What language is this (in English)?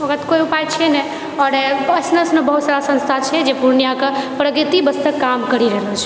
Maithili